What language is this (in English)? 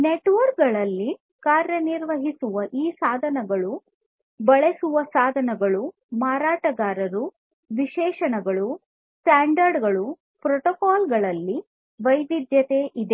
Kannada